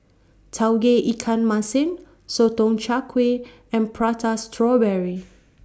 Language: English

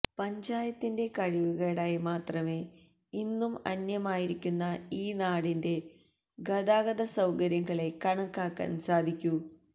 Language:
Malayalam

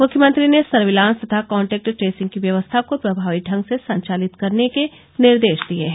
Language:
Hindi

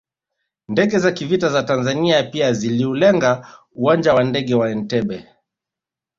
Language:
Swahili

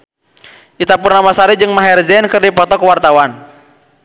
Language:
Sundanese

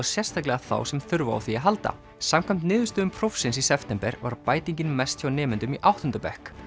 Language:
Icelandic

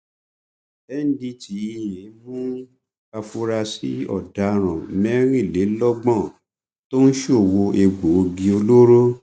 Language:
Yoruba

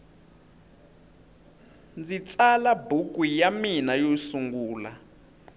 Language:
Tsonga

